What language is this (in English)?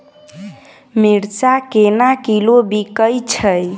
Maithili